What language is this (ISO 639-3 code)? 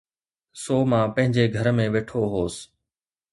snd